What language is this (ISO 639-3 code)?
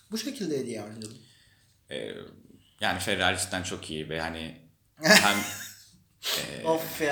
tur